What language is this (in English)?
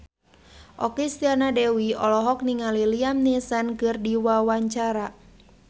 Sundanese